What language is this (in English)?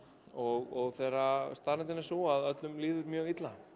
Icelandic